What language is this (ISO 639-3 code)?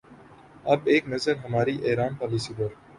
urd